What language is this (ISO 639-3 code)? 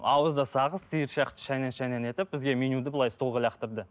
kaz